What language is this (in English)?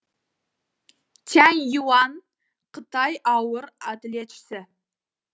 Kazakh